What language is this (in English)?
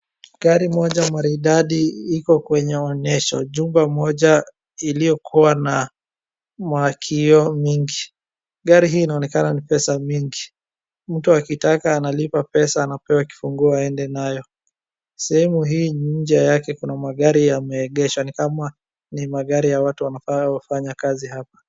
Swahili